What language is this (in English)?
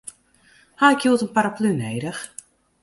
Western Frisian